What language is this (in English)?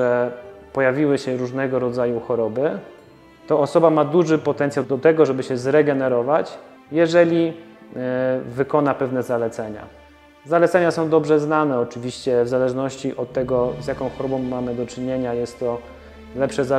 Polish